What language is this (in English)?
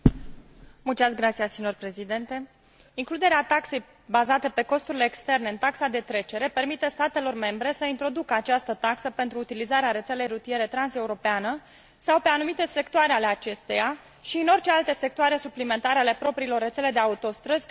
Romanian